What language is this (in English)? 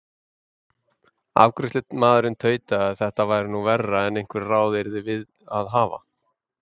Icelandic